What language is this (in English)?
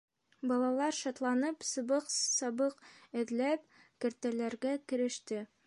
Bashkir